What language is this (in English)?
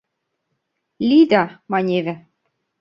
Mari